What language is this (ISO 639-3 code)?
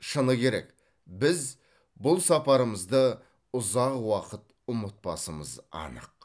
kaz